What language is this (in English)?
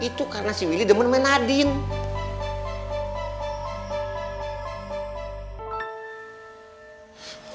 Indonesian